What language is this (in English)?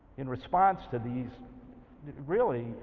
English